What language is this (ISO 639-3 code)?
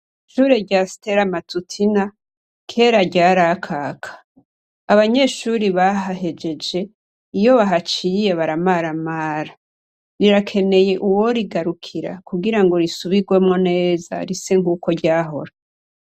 run